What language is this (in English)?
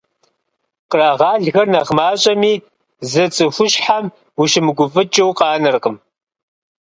Kabardian